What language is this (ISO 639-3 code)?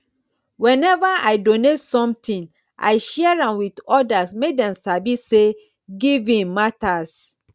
pcm